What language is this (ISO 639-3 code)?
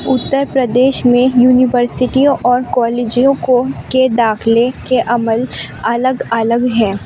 urd